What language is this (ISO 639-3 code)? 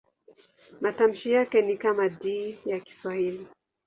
swa